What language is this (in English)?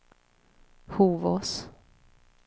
Swedish